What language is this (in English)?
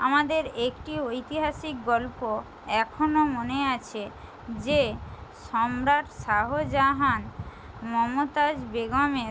Bangla